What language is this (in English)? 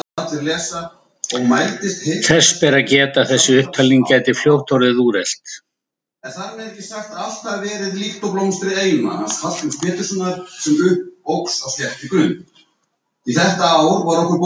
Icelandic